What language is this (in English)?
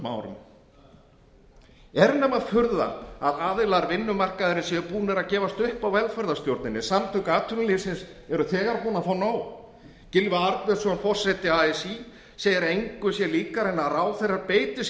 Icelandic